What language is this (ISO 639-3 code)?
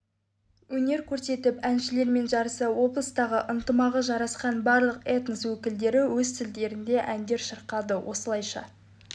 kaz